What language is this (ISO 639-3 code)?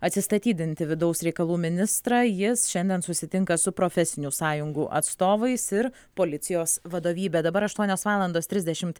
lit